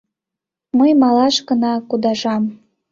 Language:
Mari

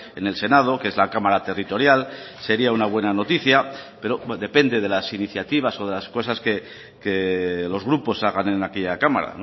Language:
Spanish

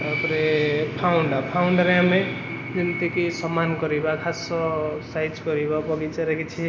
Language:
Odia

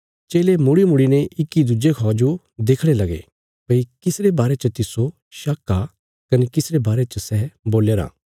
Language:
Bilaspuri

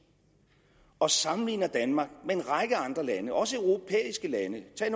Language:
Danish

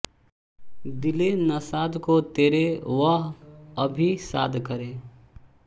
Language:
Hindi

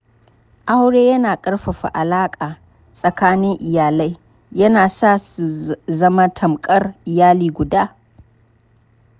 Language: Hausa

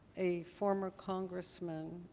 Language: English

